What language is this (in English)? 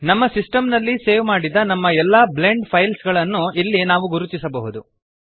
Kannada